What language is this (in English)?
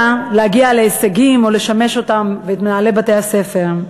Hebrew